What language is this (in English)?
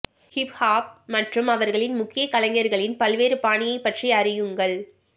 Tamil